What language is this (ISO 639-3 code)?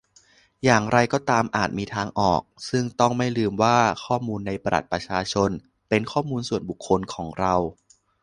tha